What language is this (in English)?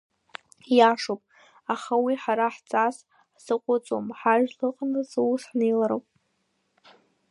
Abkhazian